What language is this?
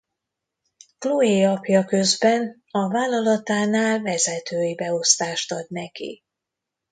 Hungarian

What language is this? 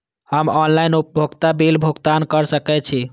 Maithili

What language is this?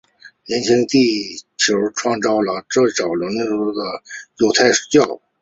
Chinese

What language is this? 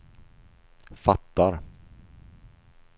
Swedish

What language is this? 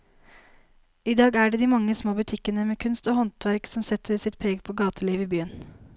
Norwegian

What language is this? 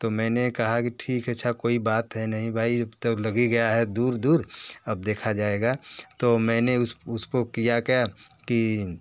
Hindi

